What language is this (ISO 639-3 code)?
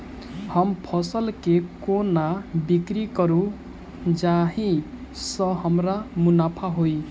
mai